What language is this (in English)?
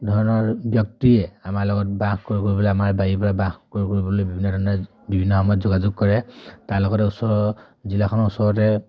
Assamese